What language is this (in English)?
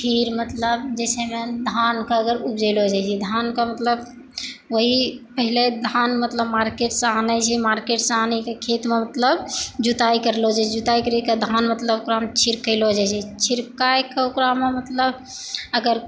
Maithili